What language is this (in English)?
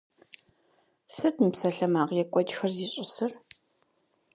Kabardian